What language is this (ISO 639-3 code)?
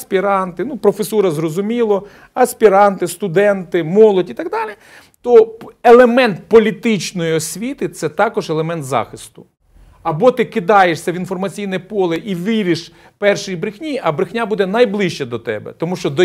ukr